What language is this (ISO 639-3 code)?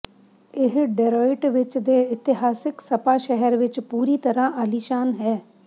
pan